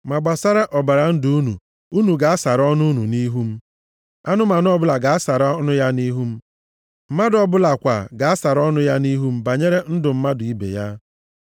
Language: Igbo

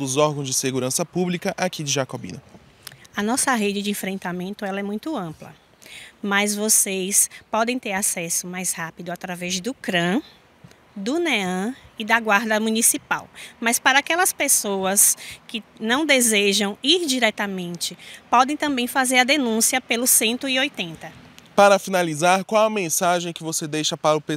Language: Portuguese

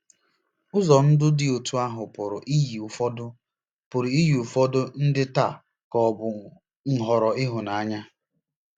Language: Igbo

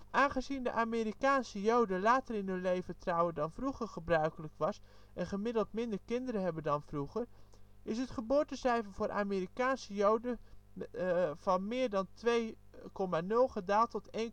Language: Dutch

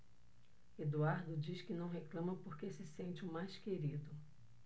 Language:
Portuguese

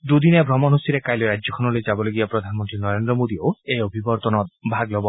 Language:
Assamese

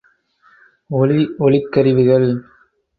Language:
Tamil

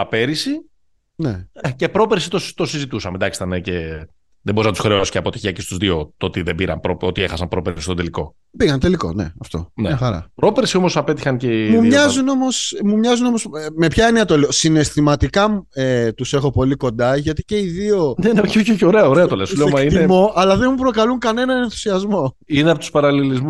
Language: Greek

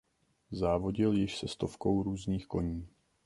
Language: Czech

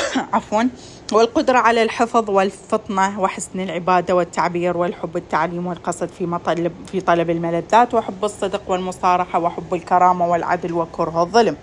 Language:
Arabic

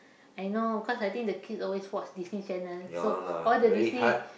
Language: English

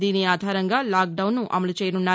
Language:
Telugu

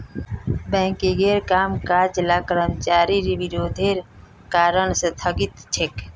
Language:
Magahi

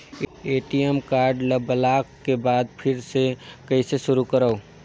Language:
Chhattisgarhi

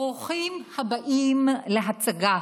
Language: Hebrew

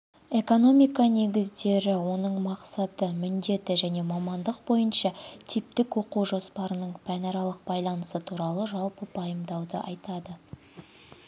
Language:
Kazakh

